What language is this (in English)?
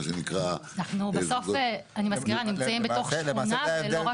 Hebrew